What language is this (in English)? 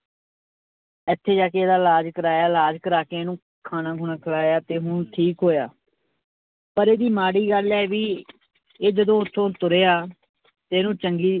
Punjabi